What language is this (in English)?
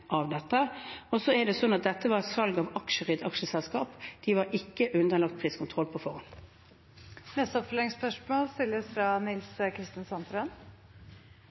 Norwegian